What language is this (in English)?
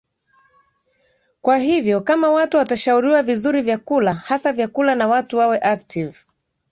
Swahili